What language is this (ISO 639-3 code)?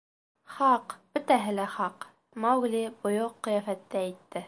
bak